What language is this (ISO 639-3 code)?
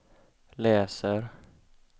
swe